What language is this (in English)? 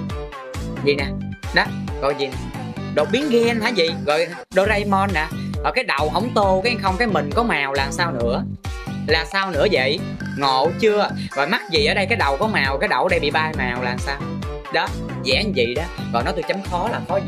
Vietnamese